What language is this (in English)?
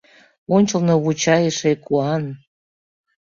Mari